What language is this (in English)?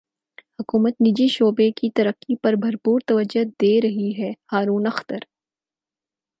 Urdu